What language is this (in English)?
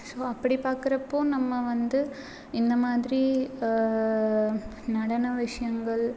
Tamil